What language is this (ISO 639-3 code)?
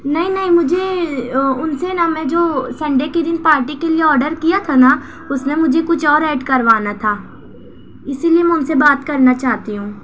urd